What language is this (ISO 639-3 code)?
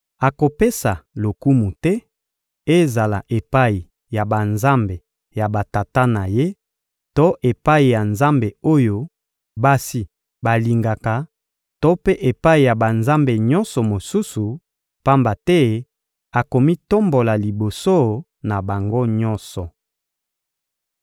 lin